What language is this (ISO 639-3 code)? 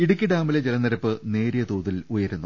mal